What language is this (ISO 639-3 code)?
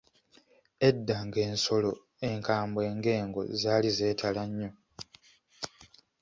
lug